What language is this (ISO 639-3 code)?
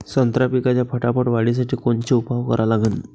mar